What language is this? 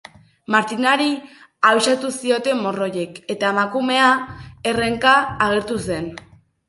Basque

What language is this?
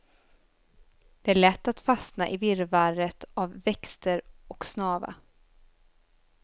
Swedish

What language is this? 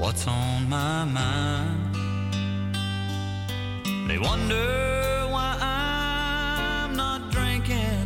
Dutch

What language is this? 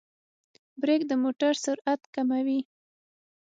Pashto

